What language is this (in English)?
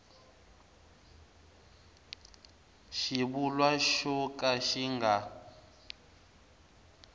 Tsonga